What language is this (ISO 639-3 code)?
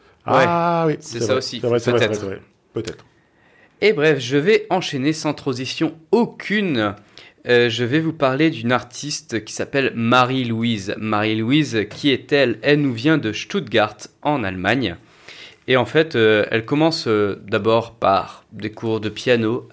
fra